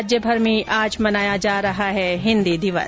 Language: Hindi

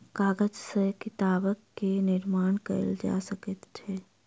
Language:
Maithili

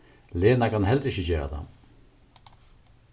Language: Faroese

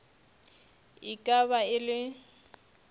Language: Northern Sotho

